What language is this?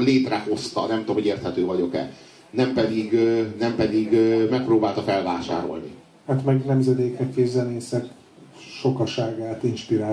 Hungarian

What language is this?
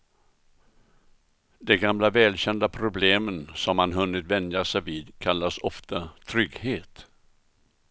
Swedish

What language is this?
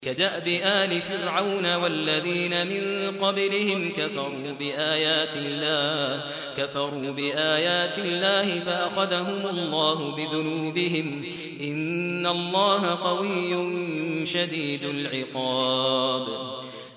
Arabic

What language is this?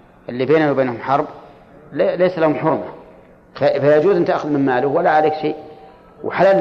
Arabic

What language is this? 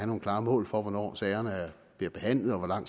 Danish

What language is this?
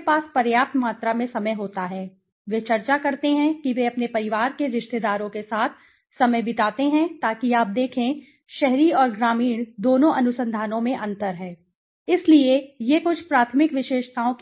Hindi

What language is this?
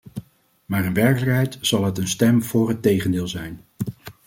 Dutch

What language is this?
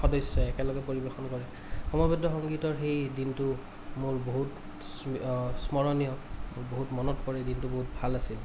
Assamese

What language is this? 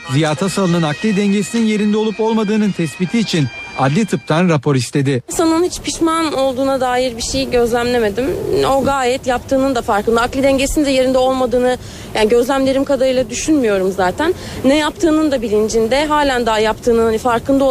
Turkish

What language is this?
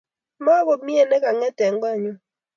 Kalenjin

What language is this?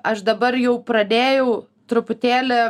Lithuanian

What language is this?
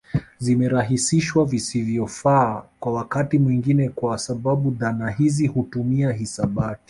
Swahili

